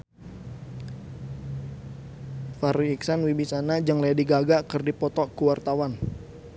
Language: Sundanese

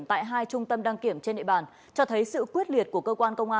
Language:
Vietnamese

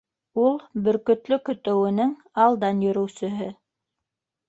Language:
Bashkir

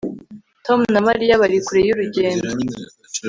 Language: Kinyarwanda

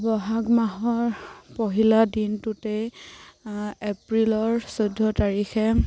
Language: Assamese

